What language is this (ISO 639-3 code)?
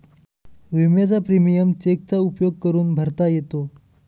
mar